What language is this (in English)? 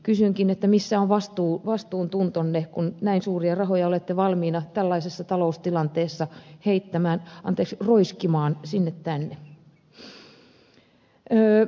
Finnish